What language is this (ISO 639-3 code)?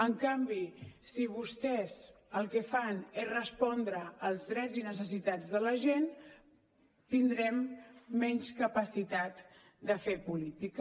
cat